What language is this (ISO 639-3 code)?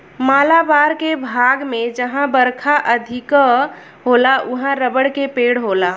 bho